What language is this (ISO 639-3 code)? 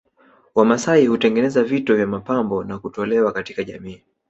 swa